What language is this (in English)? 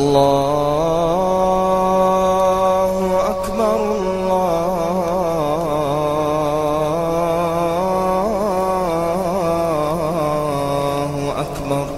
Arabic